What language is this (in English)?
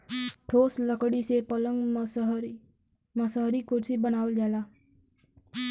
Bhojpuri